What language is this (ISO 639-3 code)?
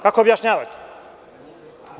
srp